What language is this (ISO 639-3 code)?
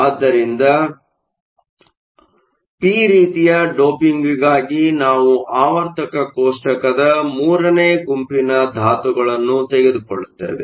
kan